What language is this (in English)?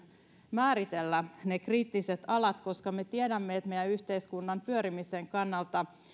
Finnish